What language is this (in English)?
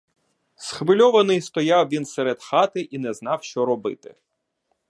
Ukrainian